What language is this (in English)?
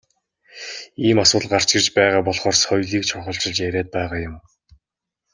Mongolian